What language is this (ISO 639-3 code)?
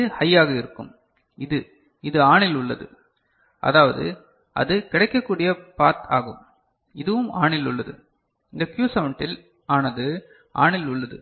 tam